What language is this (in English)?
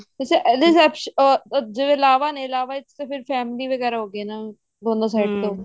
Punjabi